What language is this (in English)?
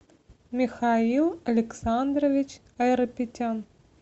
Russian